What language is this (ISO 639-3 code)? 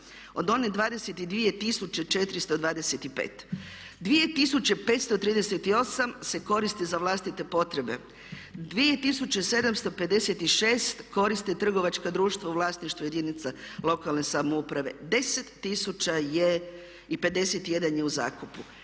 hrv